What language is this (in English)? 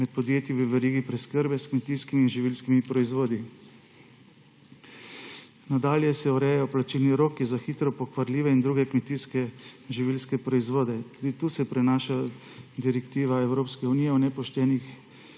Slovenian